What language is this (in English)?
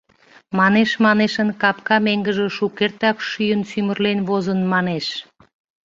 Mari